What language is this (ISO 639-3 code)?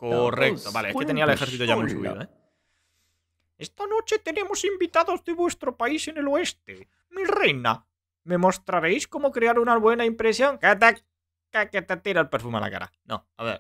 spa